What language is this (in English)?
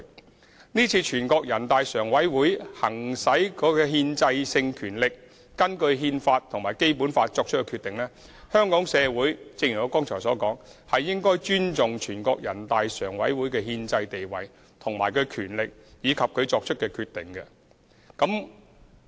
Cantonese